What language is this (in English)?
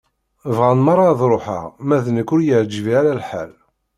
Kabyle